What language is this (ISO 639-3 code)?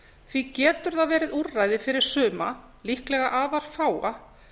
isl